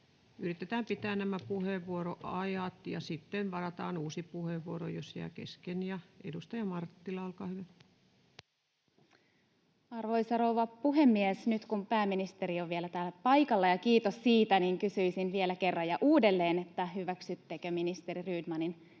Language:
Finnish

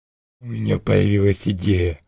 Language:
Russian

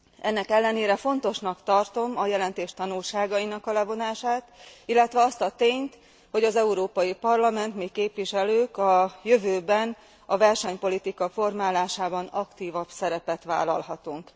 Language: Hungarian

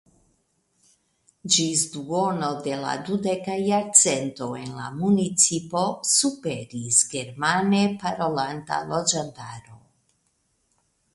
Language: Esperanto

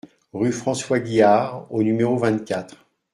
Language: French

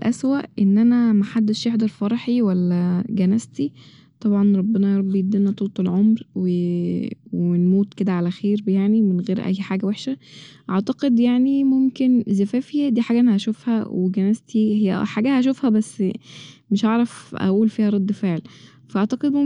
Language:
Egyptian Arabic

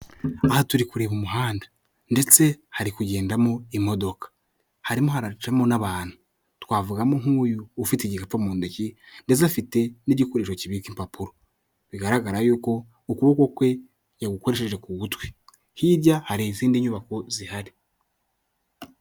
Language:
Kinyarwanda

